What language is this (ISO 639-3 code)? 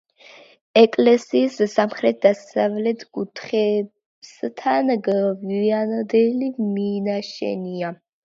kat